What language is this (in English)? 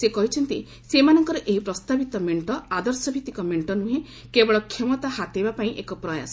Odia